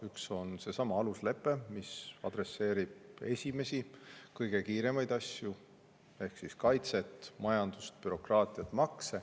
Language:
Estonian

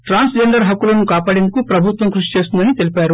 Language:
Telugu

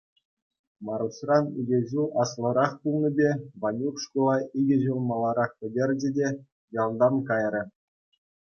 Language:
Chuvash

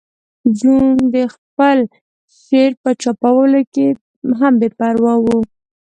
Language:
Pashto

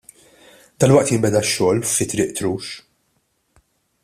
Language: Maltese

